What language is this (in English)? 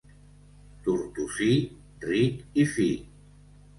Catalan